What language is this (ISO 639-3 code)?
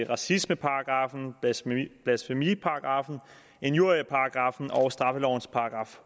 dan